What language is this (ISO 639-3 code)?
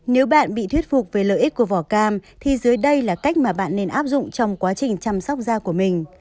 vie